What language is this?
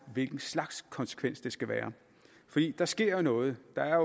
Danish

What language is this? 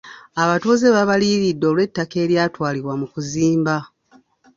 Ganda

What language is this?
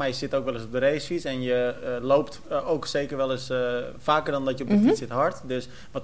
Dutch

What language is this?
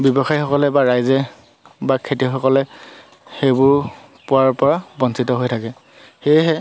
Assamese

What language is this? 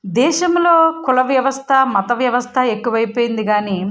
Telugu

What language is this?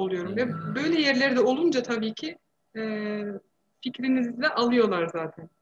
Turkish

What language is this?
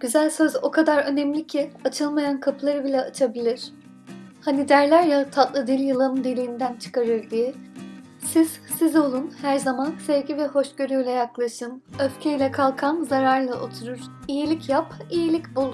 Turkish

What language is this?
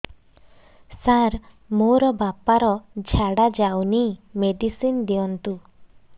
Odia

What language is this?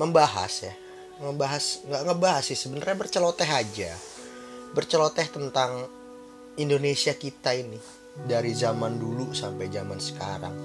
Indonesian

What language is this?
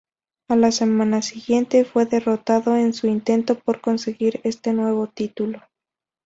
Spanish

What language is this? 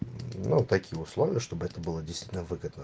Russian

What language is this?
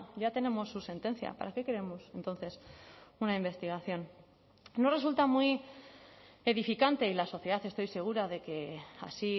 Spanish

